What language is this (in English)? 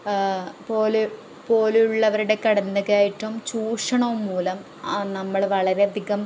Malayalam